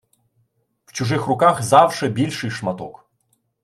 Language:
Ukrainian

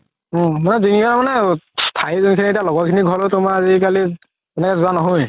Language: Assamese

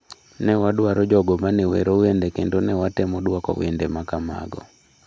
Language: Luo (Kenya and Tanzania)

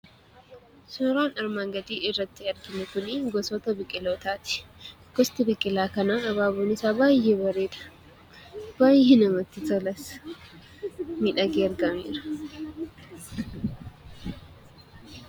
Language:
Oromo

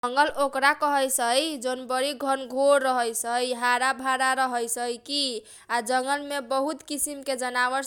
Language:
Kochila Tharu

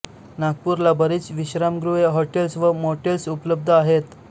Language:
Marathi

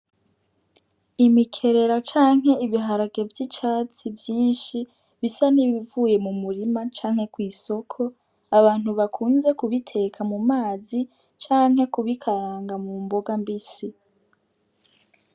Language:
Rundi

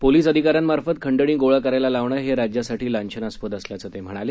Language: Marathi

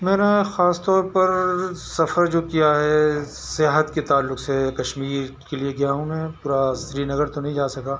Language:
Urdu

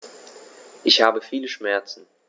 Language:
German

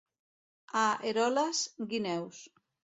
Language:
Catalan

